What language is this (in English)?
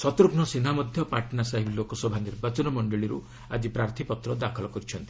Odia